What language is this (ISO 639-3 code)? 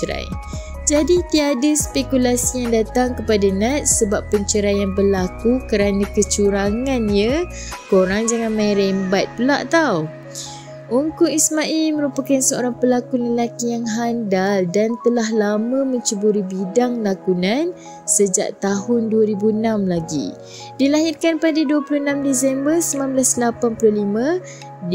msa